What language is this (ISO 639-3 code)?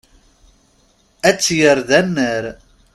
kab